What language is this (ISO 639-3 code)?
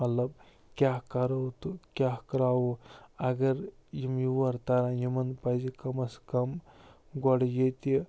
kas